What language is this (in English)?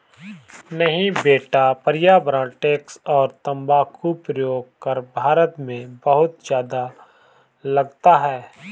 Hindi